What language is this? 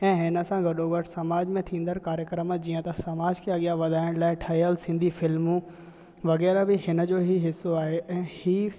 Sindhi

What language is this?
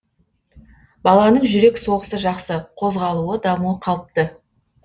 Kazakh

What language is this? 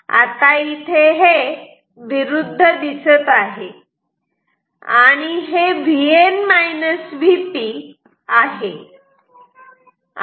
Marathi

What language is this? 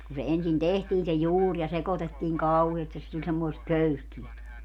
Finnish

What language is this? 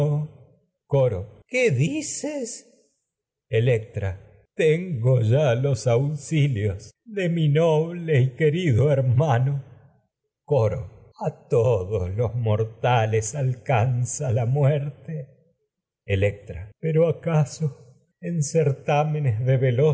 Spanish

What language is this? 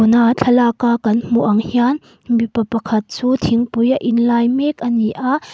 Mizo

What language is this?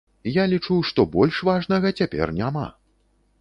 Belarusian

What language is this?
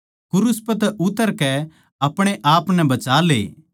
Haryanvi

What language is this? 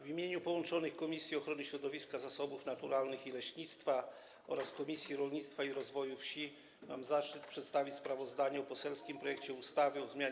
Polish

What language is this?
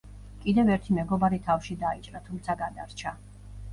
Georgian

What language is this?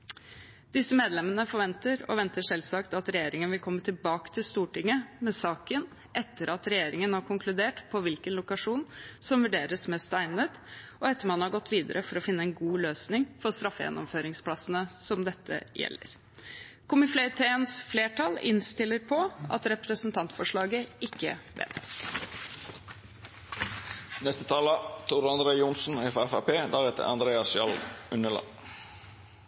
Norwegian Bokmål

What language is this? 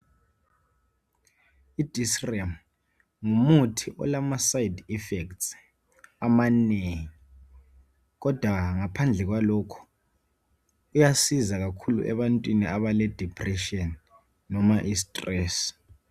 North Ndebele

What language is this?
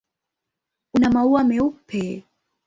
Swahili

